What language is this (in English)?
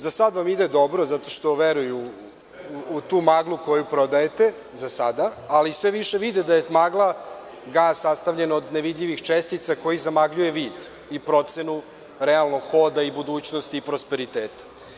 Serbian